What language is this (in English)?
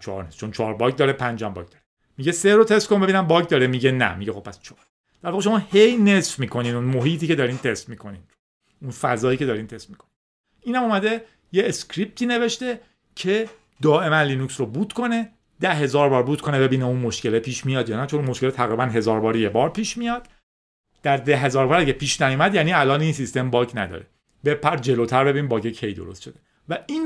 Persian